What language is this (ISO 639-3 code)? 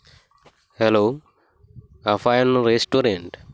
sat